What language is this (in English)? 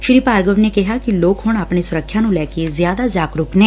Punjabi